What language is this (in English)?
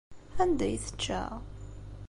Kabyle